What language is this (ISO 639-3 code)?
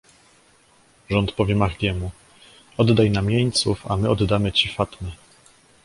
pol